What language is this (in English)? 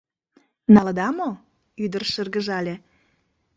Mari